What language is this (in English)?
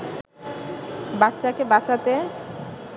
Bangla